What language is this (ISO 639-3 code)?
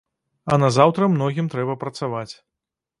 bel